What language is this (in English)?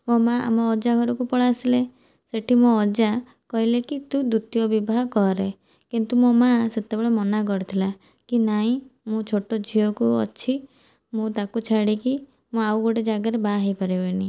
Odia